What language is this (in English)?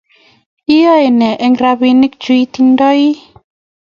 Kalenjin